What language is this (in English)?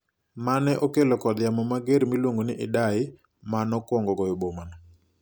Luo (Kenya and Tanzania)